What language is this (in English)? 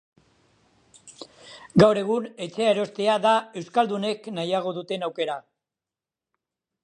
Basque